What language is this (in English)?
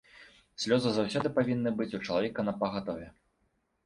Belarusian